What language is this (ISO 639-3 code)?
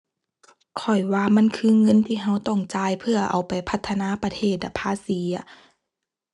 tha